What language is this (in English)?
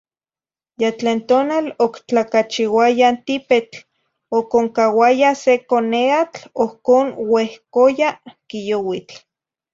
Zacatlán-Ahuacatlán-Tepetzintla Nahuatl